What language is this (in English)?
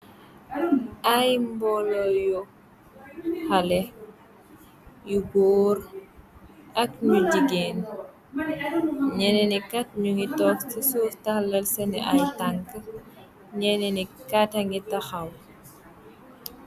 Wolof